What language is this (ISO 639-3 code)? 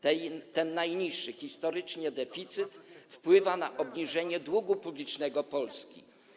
pol